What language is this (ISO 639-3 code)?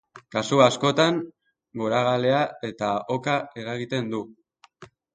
eus